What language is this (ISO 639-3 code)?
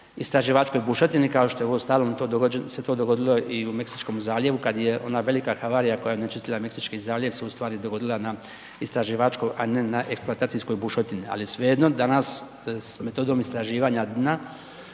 hrv